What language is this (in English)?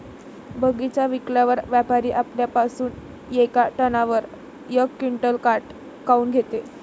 Marathi